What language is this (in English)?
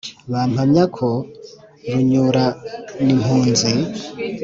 Kinyarwanda